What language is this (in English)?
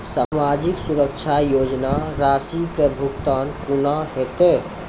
Maithili